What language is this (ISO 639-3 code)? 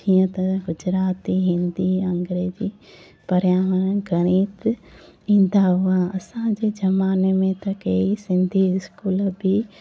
snd